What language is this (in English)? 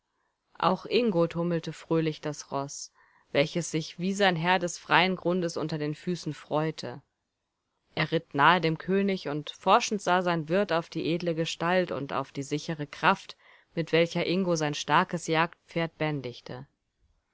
German